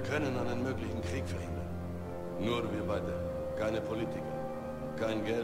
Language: German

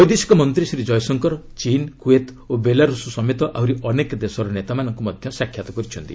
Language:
Odia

